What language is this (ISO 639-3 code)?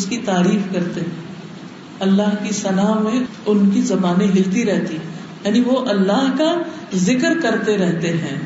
urd